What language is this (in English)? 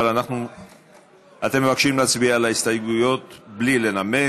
Hebrew